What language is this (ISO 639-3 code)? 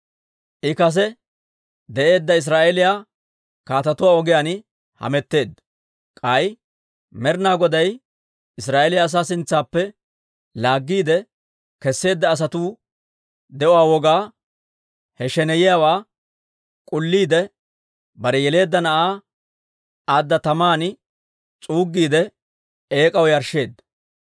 dwr